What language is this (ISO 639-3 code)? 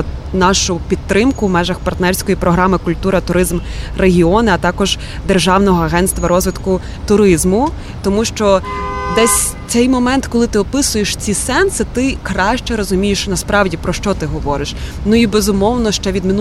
ukr